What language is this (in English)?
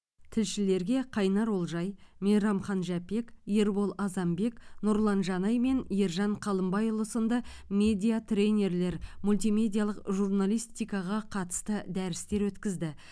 Kazakh